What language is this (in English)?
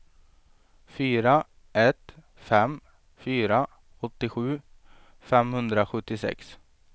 Swedish